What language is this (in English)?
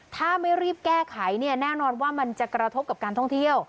Thai